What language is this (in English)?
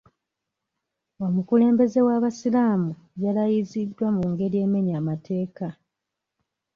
Ganda